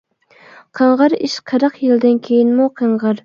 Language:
Uyghur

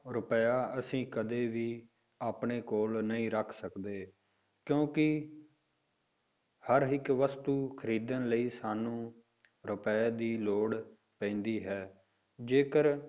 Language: Punjabi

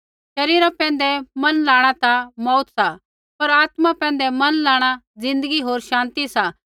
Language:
Kullu Pahari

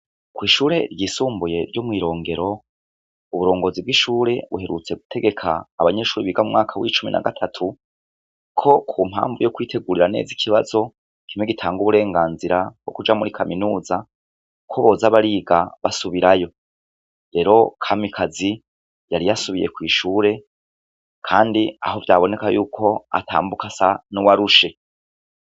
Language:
Rundi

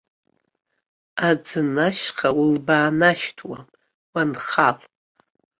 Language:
Abkhazian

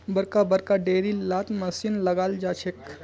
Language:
Magahi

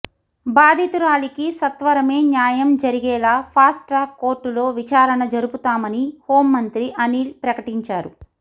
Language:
Telugu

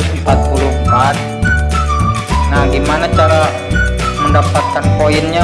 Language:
Indonesian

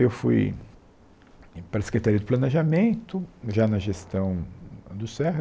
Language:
Portuguese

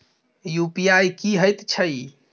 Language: Maithili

